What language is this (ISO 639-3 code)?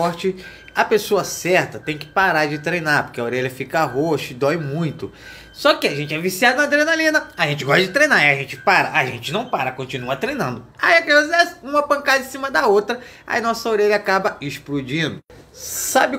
por